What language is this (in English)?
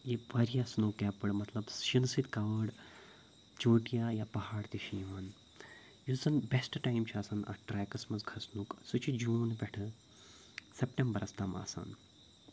Kashmiri